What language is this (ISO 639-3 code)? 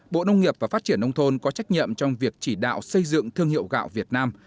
vie